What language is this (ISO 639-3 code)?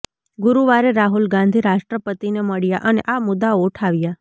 guj